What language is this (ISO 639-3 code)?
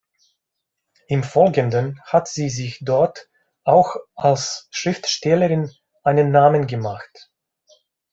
deu